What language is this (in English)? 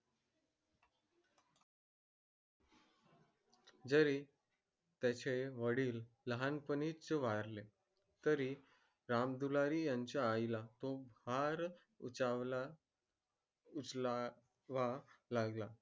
Marathi